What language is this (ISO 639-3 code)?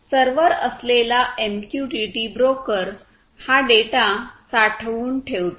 mar